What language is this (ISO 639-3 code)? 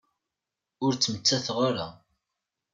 kab